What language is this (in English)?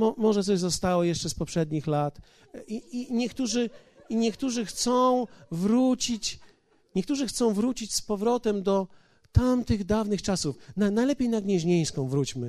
Polish